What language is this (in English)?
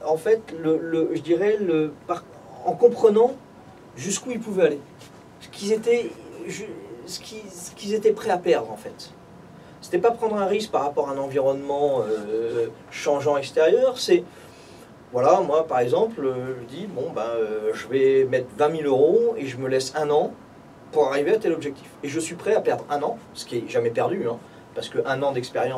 French